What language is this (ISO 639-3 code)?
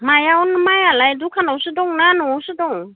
brx